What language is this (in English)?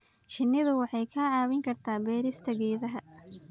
Somali